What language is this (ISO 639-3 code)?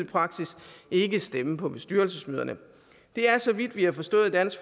dan